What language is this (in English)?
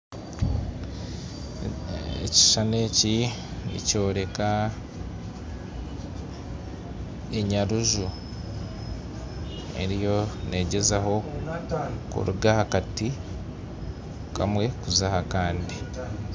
Nyankole